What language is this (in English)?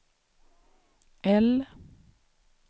Swedish